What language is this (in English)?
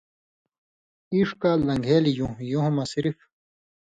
Indus Kohistani